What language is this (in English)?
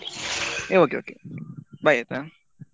Kannada